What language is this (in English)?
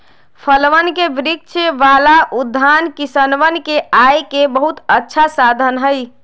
Magahi